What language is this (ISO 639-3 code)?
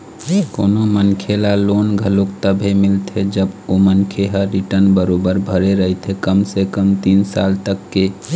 hne